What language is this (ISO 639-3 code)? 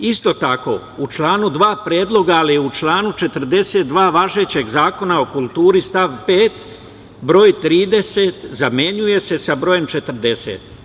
srp